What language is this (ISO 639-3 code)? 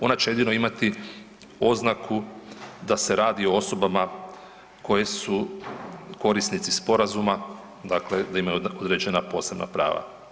hrv